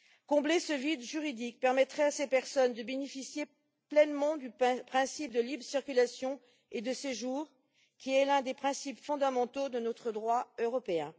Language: French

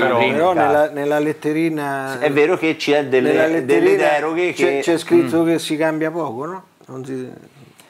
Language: Italian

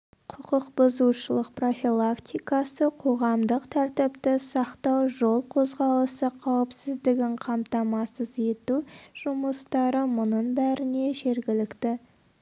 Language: Kazakh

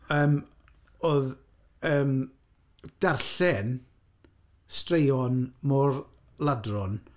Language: Welsh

